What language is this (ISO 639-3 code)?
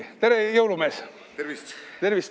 est